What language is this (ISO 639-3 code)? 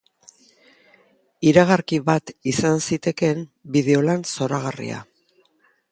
eus